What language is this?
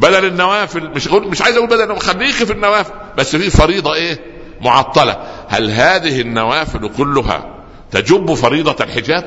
Arabic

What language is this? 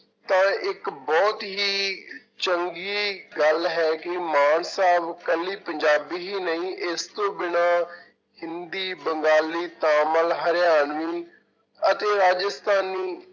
Punjabi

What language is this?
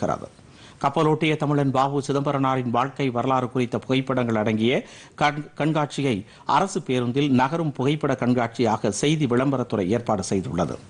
Indonesian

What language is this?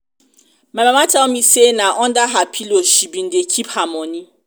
Nigerian Pidgin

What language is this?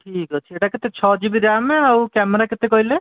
Odia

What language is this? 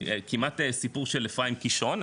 Hebrew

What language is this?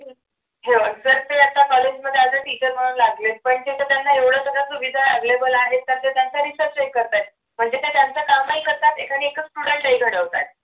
Marathi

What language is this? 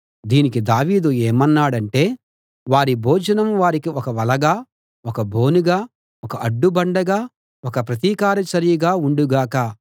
Telugu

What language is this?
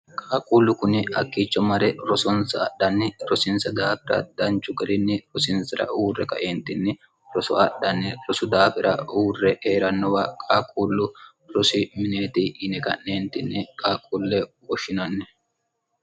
Sidamo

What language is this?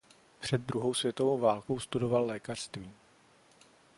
Czech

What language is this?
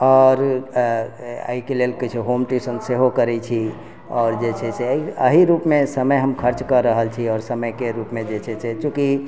Maithili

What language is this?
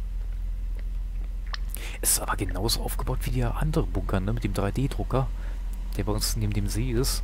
German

